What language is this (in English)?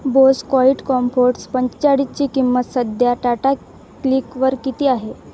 Marathi